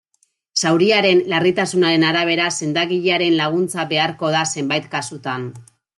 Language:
Basque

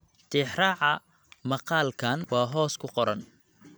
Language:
Somali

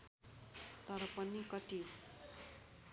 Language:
Nepali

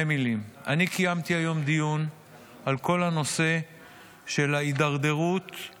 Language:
Hebrew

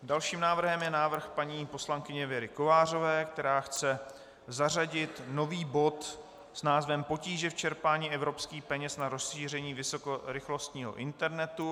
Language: Czech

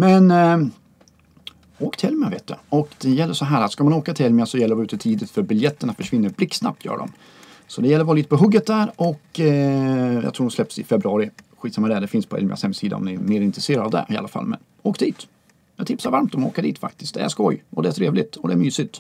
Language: Swedish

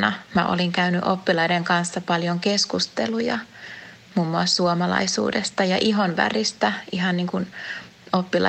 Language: Finnish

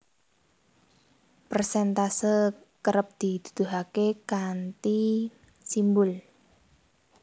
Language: Javanese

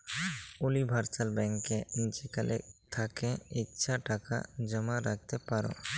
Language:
Bangla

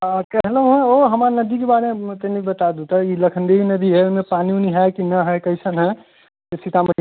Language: Maithili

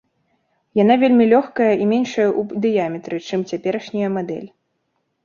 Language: Belarusian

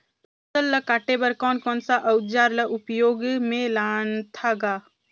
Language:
Chhattisgarhi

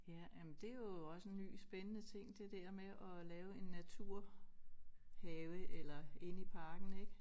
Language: Danish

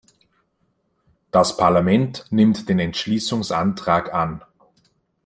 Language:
German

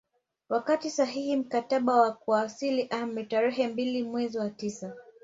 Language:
Swahili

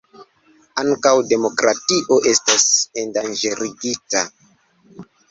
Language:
Esperanto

